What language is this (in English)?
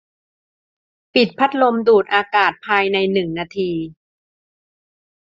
Thai